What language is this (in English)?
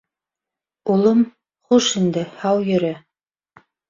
Bashkir